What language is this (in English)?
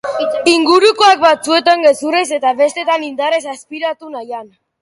Basque